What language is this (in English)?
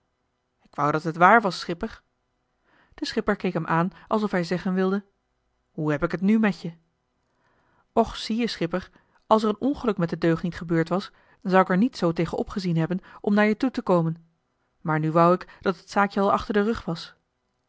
Dutch